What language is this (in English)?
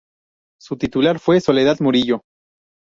Spanish